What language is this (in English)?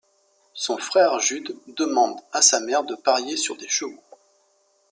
French